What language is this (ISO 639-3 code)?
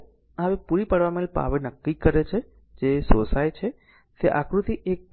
guj